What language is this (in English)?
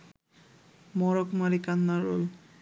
Bangla